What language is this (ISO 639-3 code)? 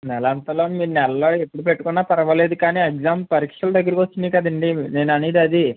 tel